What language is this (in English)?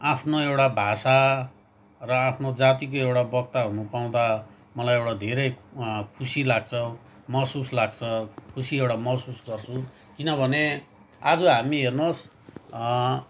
Nepali